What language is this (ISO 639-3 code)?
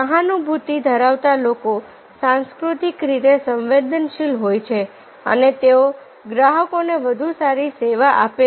guj